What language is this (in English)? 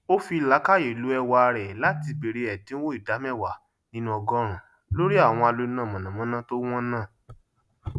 Yoruba